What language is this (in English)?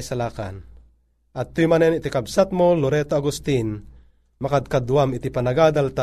Filipino